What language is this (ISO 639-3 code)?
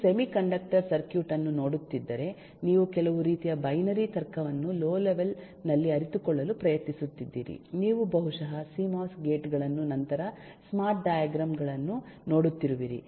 kan